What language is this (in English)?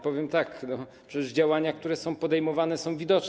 Polish